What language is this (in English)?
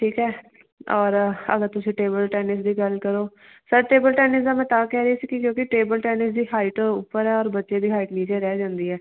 Punjabi